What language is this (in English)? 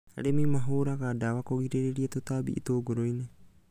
Kikuyu